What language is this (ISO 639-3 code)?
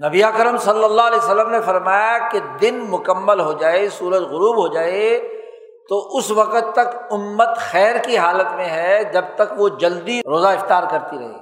urd